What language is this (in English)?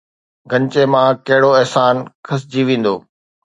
Sindhi